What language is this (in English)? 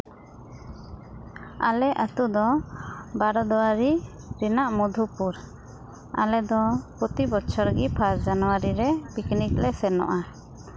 Santali